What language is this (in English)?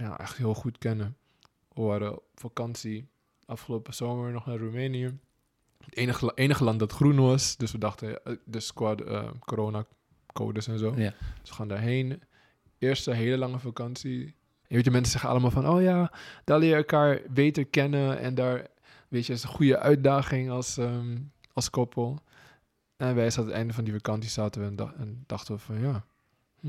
Dutch